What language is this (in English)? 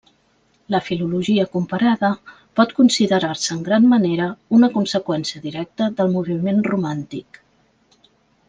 Catalan